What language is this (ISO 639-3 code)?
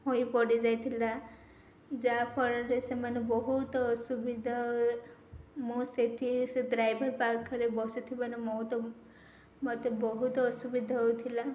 ori